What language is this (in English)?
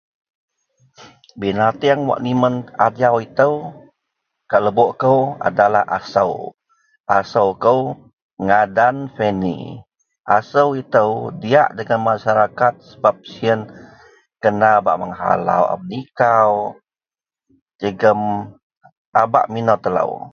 Central Melanau